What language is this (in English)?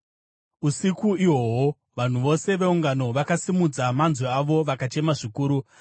Shona